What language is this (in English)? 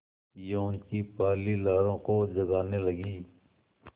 Hindi